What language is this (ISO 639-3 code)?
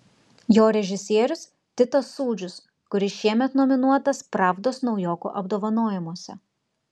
lit